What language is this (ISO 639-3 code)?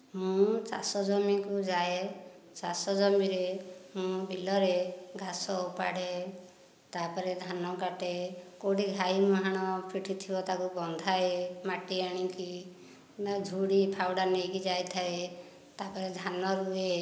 ori